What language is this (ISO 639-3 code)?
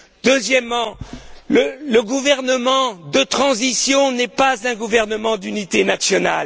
fra